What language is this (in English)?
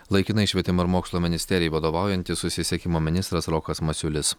Lithuanian